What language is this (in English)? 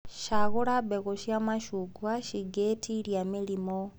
Kikuyu